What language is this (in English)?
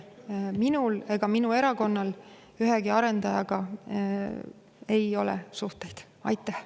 Estonian